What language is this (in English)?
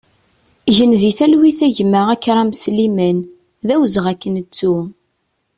Kabyle